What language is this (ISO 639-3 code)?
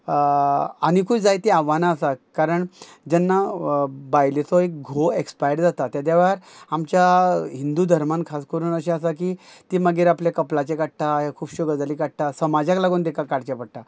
kok